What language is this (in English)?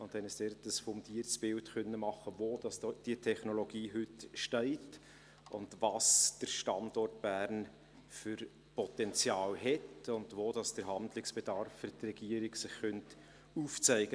Swiss German